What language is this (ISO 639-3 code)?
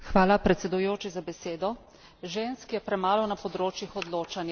slv